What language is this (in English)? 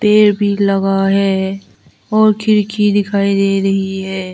Hindi